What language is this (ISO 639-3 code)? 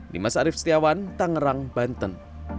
ind